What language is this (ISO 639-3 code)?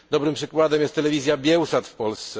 pol